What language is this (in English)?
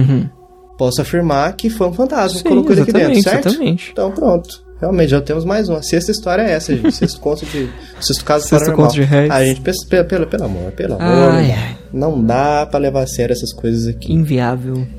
Portuguese